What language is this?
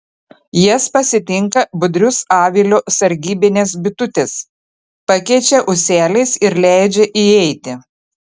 Lithuanian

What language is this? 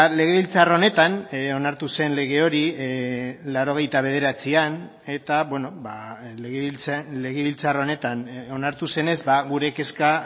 Basque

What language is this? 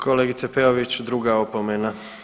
Croatian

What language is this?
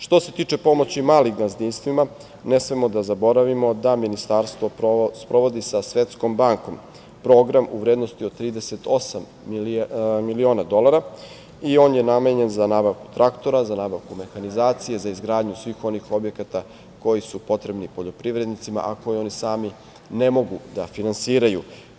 Serbian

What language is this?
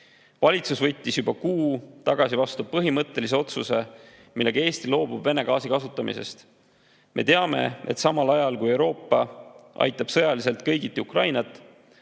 Estonian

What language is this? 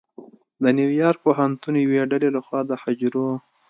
Pashto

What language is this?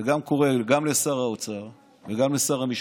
Hebrew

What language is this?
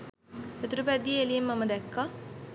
Sinhala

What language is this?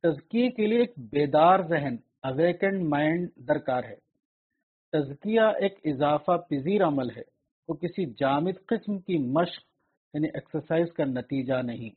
Urdu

